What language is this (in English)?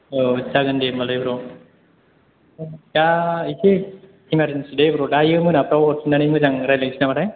Bodo